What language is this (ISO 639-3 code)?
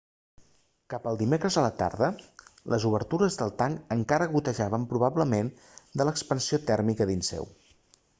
cat